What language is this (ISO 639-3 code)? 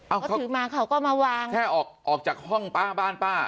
tha